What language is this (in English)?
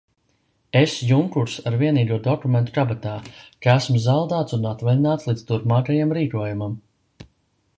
Latvian